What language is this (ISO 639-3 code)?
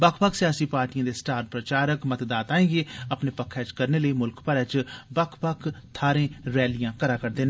doi